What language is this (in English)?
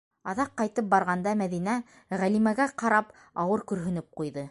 Bashkir